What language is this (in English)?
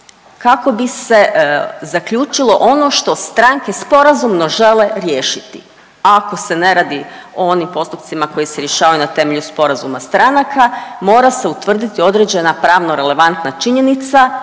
Croatian